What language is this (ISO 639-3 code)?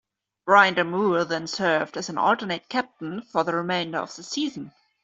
eng